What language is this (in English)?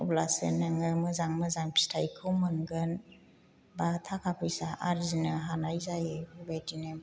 Bodo